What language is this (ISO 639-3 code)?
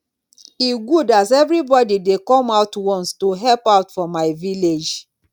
pcm